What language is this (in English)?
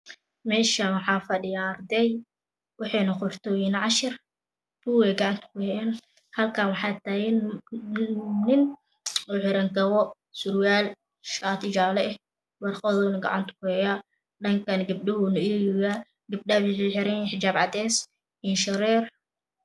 Somali